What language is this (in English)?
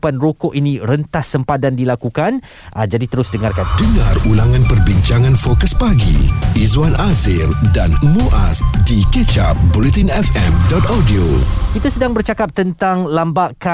Malay